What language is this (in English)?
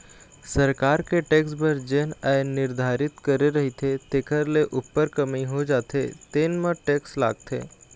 Chhattisgarhi